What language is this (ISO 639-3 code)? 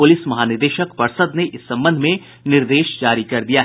hin